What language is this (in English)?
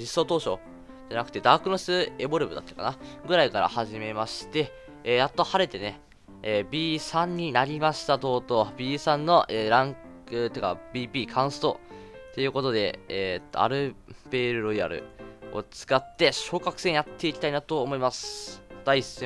Japanese